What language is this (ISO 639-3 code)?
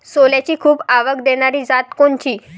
mar